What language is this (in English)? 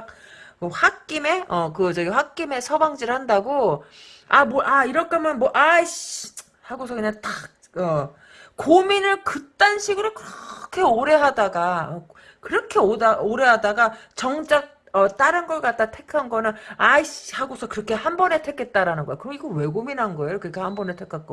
Korean